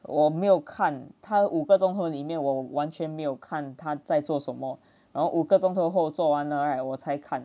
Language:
English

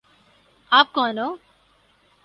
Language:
Urdu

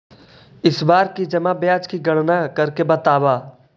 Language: Magahi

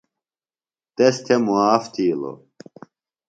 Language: Phalura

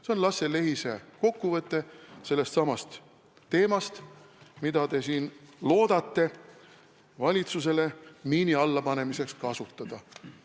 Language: Estonian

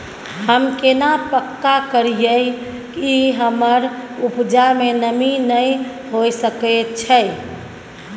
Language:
Maithili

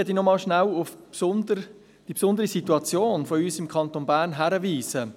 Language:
Swiss German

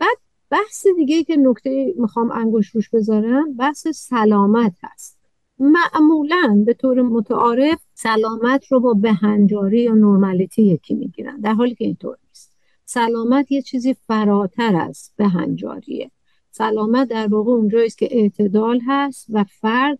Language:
Persian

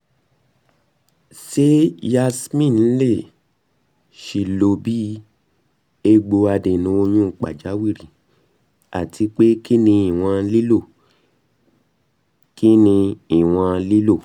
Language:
Yoruba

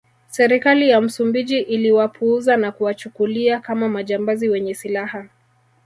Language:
Swahili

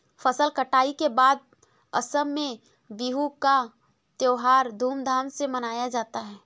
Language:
Hindi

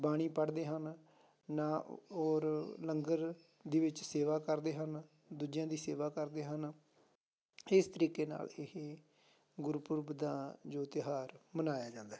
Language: Punjabi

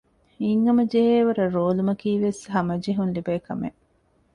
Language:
Divehi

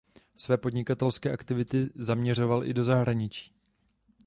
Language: Czech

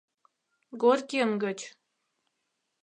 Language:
Mari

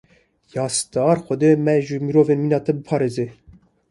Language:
Kurdish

